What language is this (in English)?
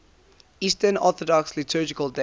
English